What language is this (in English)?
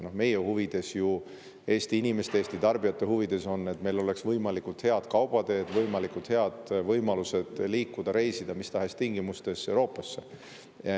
Estonian